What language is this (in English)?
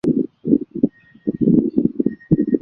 Chinese